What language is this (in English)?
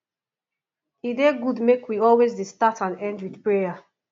Nigerian Pidgin